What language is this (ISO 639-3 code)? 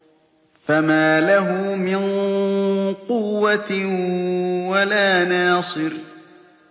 ara